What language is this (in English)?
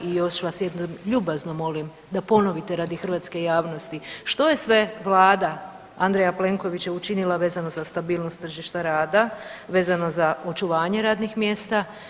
Croatian